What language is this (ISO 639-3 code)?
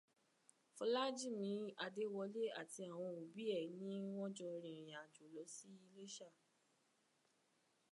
yor